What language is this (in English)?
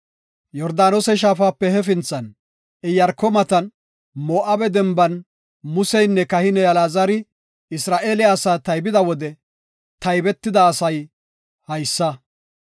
Gofa